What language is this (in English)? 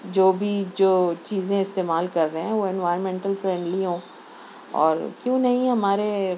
Urdu